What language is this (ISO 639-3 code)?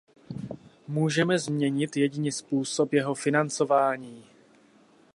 ces